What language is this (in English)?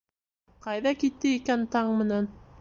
Bashkir